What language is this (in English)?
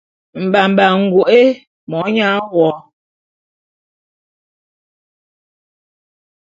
Bulu